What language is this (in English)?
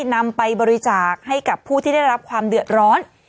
Thai